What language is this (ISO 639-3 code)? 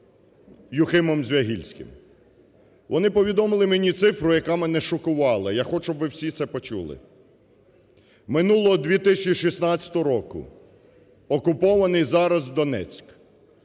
ukr